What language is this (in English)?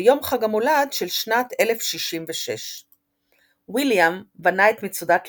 Hebrew